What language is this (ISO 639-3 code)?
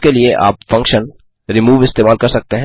hin